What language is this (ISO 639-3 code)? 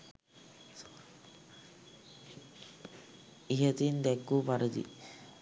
sin